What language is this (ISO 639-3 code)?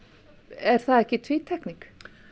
isl